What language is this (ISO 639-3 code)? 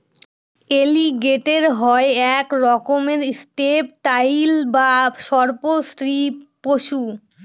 ben